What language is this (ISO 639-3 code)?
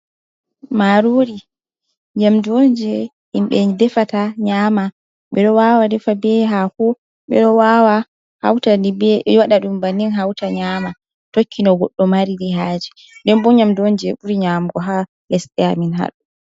ful